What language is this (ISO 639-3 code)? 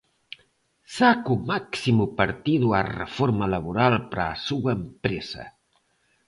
glg